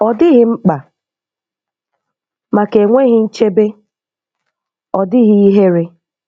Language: Igbo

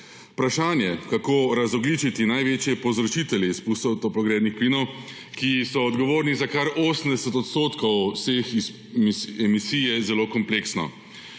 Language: Slovenian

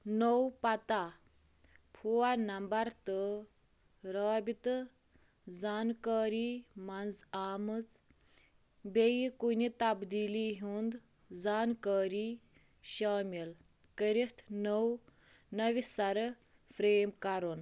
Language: Kashmiri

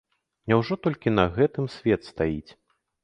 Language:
Belarusian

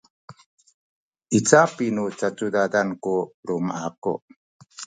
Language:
Sakizaya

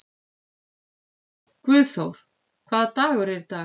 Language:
Icelandic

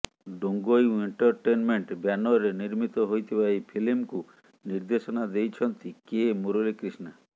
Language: Odia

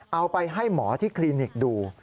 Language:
Thai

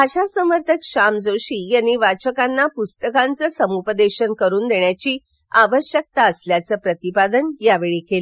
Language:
Marathi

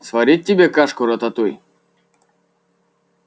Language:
Russian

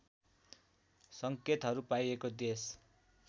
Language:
Nepali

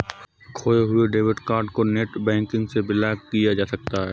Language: Hindi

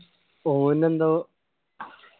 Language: Malayalam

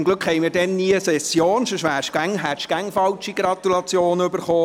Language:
Swiss German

